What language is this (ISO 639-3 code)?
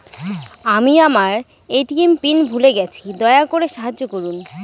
ben